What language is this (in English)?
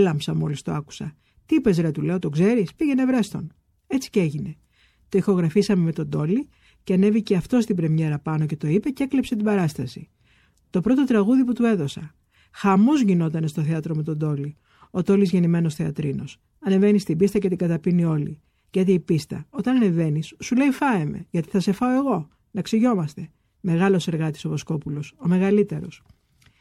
Greek